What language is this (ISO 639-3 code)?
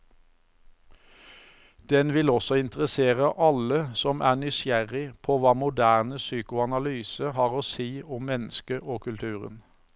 nor